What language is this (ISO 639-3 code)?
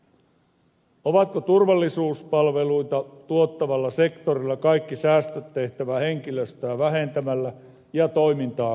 fin